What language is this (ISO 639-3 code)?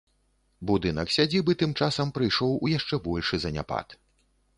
bel